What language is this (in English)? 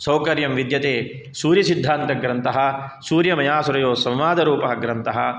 Sanskrit